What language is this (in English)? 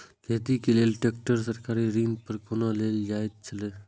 Maithili